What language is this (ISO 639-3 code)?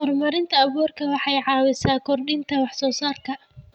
som